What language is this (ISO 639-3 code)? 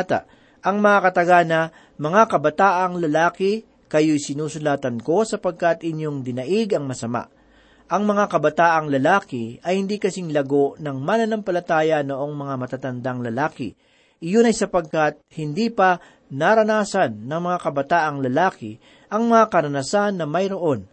fil